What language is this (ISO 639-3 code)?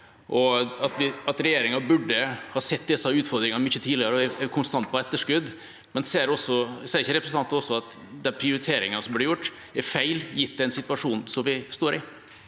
nor